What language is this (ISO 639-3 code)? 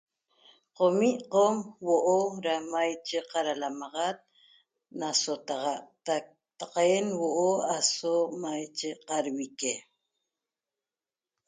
tob